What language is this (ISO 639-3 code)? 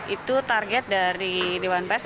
ind